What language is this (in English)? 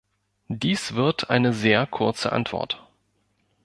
German